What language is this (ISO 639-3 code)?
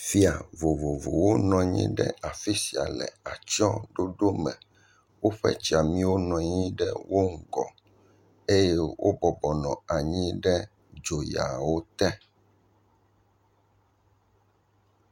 ewe